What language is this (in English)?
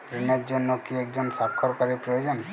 Bangla